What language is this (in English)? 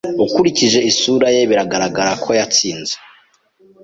Kinyarwanda